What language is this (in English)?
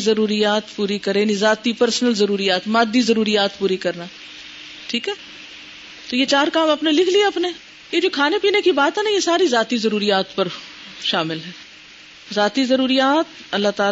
Urdu